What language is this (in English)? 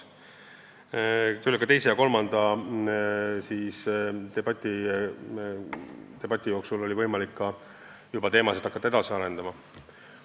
Estonian